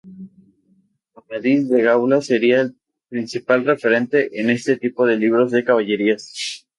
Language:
Spanish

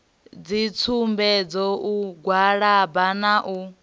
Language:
Venda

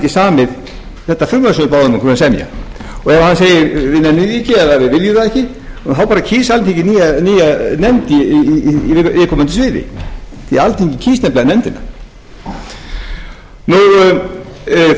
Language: Icelandic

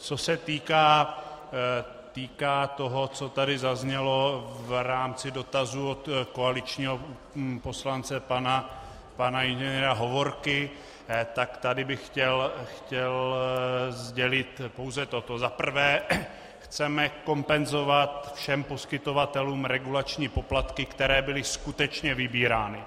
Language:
Czech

